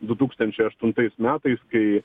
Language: Lithuanian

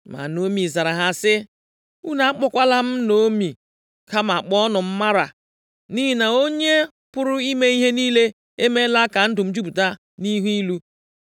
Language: Igbo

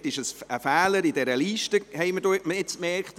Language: Swiss German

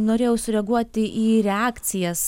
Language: Lithuanian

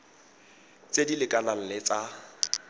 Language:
Tswana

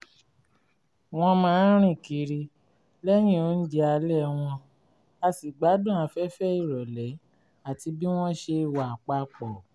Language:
Yoruba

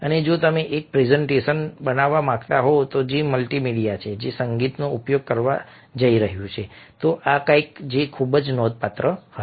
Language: Gujarati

